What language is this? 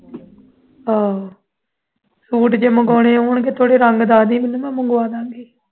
Punjabi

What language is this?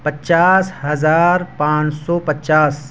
Urdu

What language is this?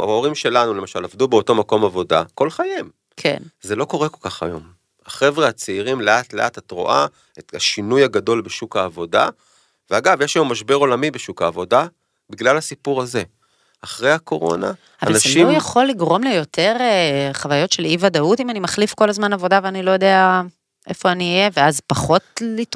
Hebrew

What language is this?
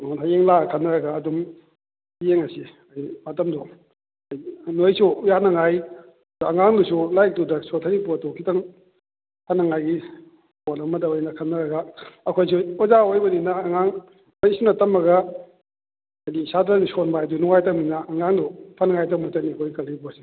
Manipuri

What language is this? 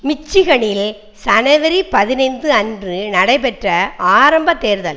Tamil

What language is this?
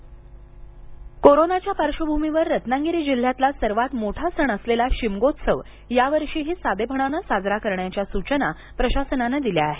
Marathi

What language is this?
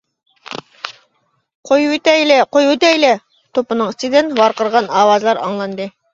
Uyghur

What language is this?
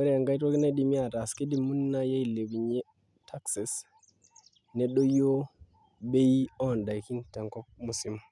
Masai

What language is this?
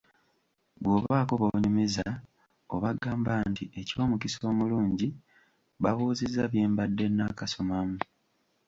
Ganda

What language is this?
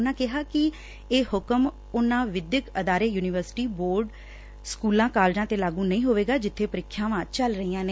Punjabi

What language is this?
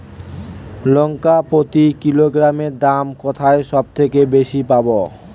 Bangla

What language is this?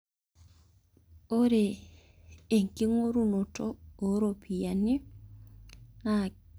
Masai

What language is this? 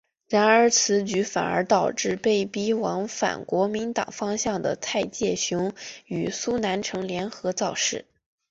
Chinese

